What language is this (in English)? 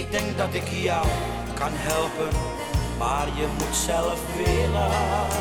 Dutch